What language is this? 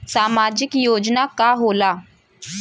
Bhojpuri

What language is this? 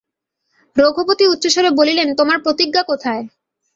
Bangla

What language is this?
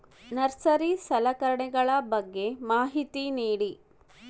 Kannada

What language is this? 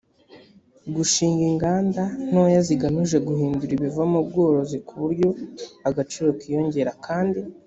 Kinyarwanda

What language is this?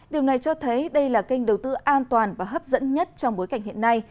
Vietnamese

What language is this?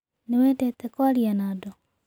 Kikuyu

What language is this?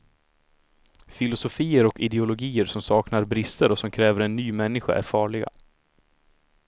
Swedish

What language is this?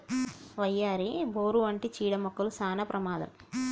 Telugu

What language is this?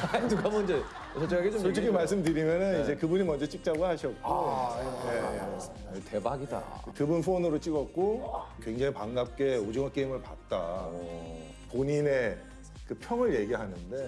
Korean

